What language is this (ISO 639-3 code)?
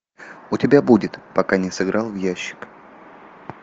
rus